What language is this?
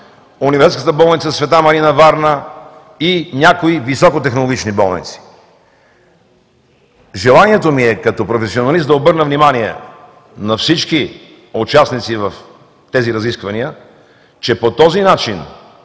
Bulgarian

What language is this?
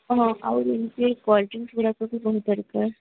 Odia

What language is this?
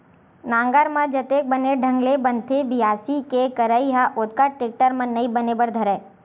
Chhattisgarhi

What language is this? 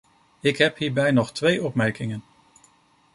Dutch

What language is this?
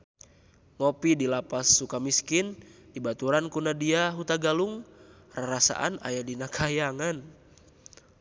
Sundanese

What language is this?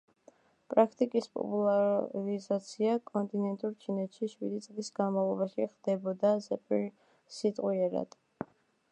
Georgian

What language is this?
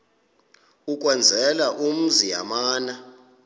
Xhosa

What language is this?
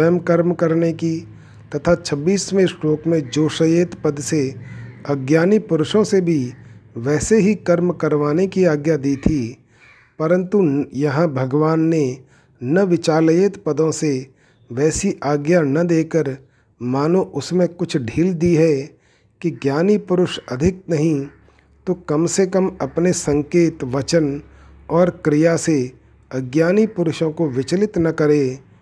Hindi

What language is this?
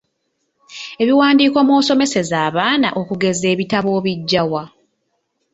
Ganda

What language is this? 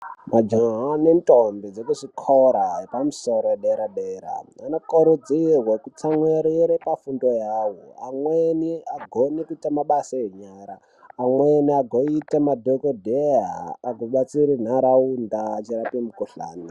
Ndau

